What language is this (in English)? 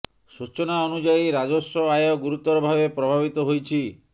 Odia